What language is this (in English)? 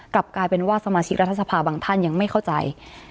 Thai